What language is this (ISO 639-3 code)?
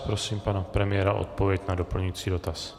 ces